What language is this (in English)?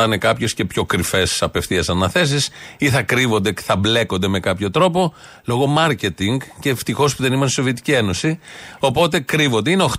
Greek